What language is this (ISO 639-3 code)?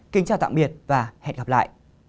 vie